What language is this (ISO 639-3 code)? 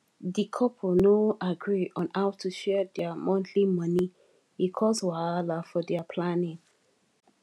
pcm